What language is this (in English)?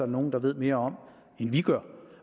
Danish